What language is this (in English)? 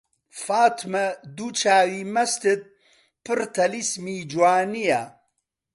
Central Kurdish